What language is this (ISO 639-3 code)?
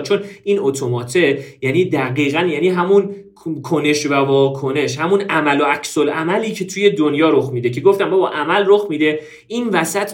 fas